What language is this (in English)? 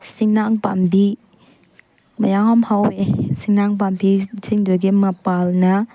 Manipuri